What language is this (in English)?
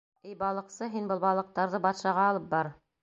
Bashkir